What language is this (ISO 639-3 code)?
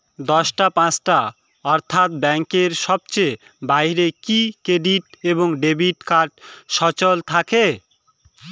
ben